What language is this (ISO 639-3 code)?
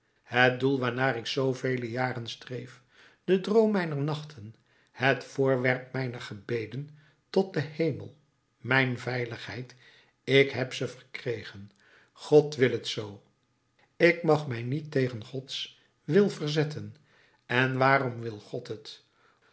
nld